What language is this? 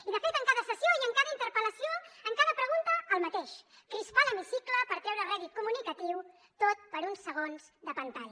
Catalan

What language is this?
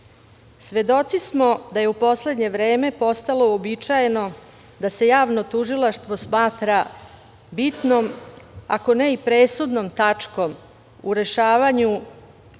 Serbian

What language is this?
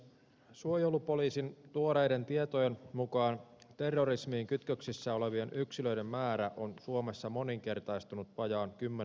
Finnish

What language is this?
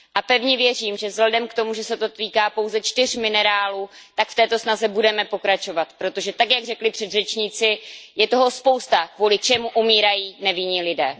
Czech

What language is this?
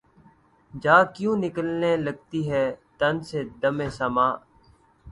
Urdu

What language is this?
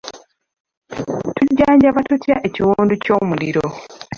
Ganda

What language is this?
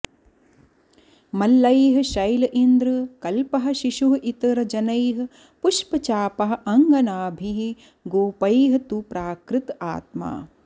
Sanskrit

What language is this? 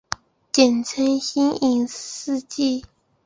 Chinese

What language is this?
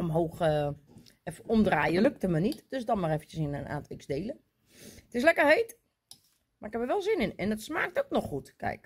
Dutch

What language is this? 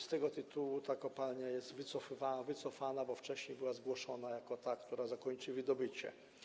Polish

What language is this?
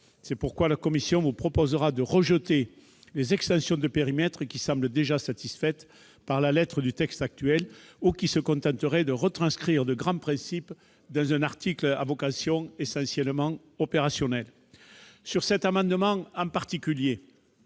French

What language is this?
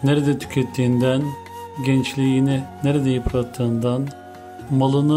Turkish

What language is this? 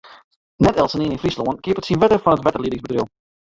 Western Frisian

